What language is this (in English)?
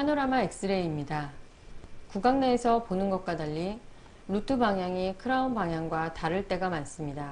Korean